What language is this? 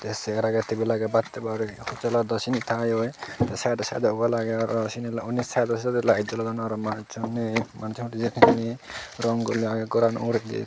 Chakma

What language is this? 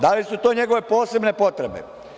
Serbian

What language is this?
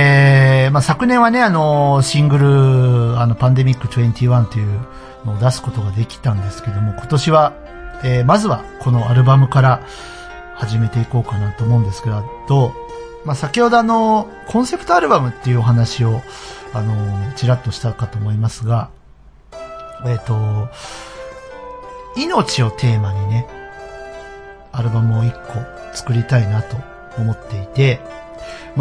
Japanese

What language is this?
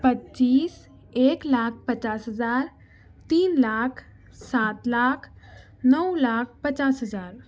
Urdu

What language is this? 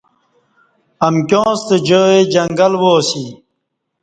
Kati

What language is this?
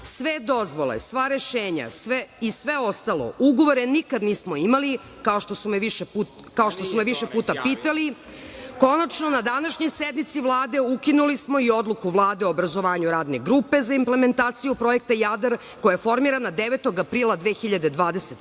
Serbian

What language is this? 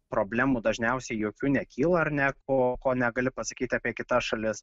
Lithuanian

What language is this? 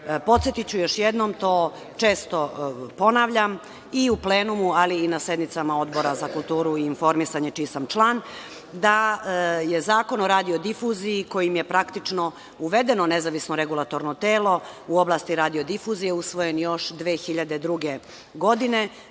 Serbian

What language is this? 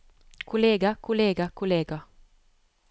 Norwegian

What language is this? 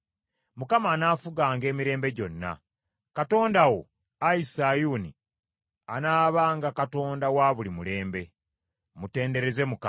Ganda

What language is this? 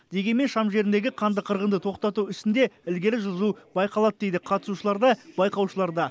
Kazakh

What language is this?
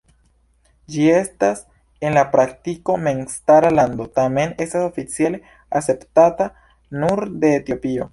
Esperanto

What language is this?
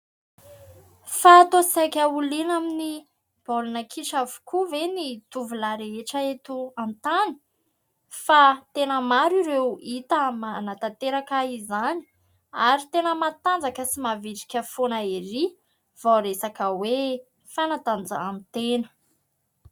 Malagasy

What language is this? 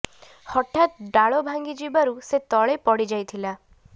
Odia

